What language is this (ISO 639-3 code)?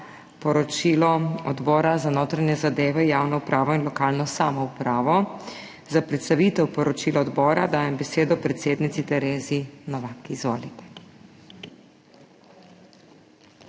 slv